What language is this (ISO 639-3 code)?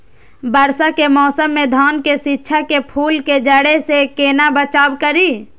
mai